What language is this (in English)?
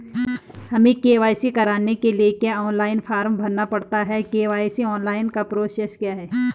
Hindi